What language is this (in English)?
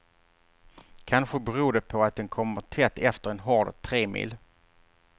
Swedish